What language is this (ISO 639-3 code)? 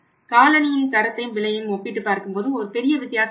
tam